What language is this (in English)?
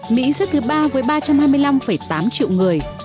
Vietnamese